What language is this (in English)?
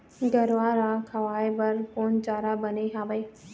Chhattisgarhi